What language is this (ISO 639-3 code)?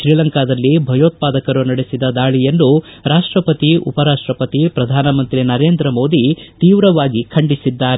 kan